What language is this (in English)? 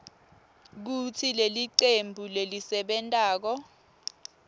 Swati